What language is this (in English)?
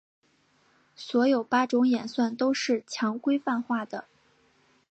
Chinese